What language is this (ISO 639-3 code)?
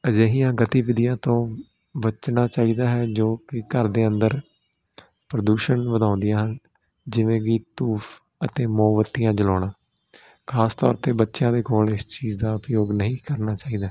pan